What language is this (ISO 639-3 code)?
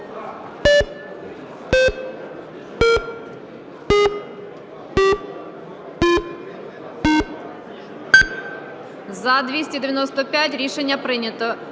ukr